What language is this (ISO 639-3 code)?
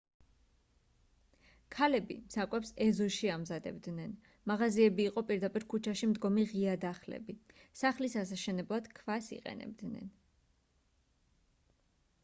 kat